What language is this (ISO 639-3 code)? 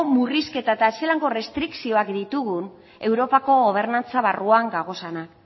eus